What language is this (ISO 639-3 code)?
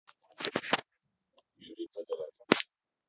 rus